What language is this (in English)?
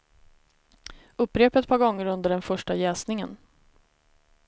Swedish